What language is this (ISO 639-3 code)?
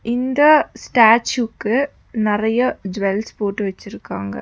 tam